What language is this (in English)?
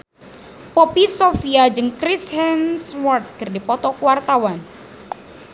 Sundanese